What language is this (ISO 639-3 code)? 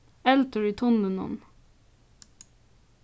fao